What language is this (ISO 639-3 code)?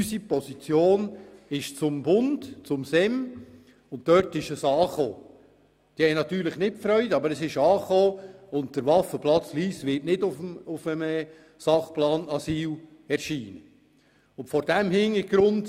gsw